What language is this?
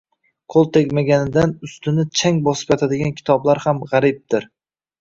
Uzbek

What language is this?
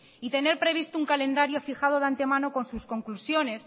Spanish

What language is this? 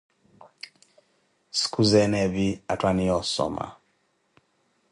Koti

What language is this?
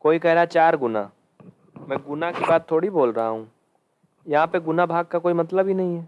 Hindi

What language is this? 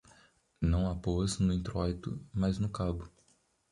Portuguese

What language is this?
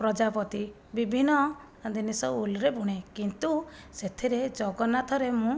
Odia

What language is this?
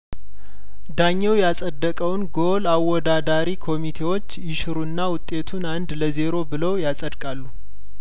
Amharic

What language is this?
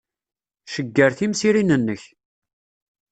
Kabyle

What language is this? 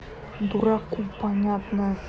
Russian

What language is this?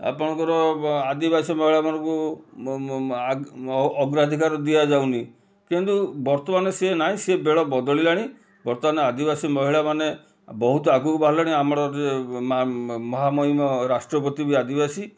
Odia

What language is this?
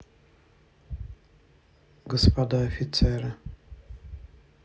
Russian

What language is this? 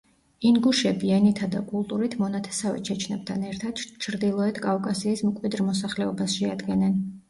Georgian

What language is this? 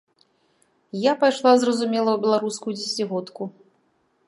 Belarusian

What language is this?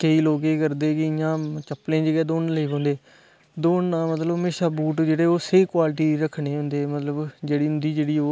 Dogri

